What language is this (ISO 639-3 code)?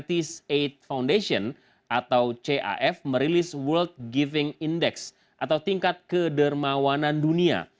ind